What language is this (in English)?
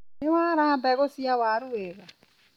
Kikuyu